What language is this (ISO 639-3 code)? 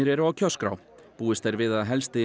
isl